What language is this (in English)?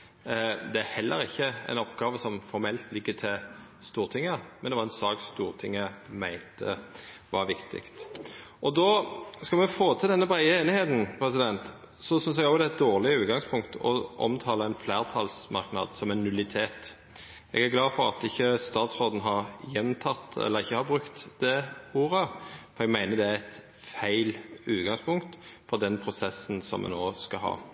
Norwegian Nynorsk